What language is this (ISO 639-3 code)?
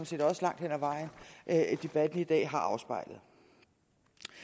dan